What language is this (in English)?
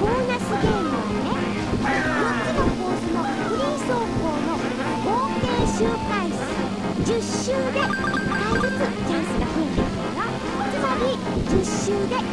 Japanese